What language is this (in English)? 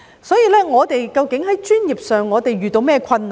Cantonese